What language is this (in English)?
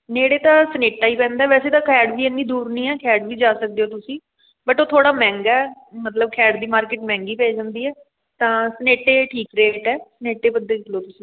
Punjabi